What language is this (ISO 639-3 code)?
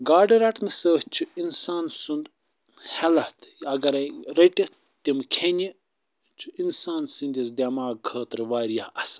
kas